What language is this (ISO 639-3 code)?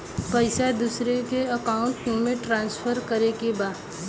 bho